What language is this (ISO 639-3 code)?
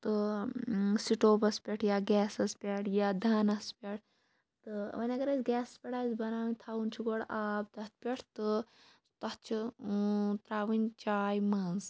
kas